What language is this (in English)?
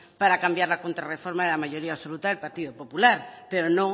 Spanish